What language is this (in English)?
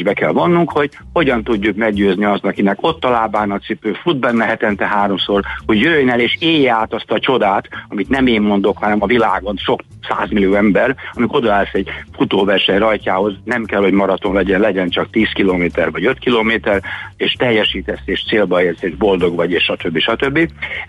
Hungarian